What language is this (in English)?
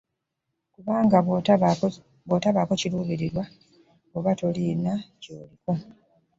Ganda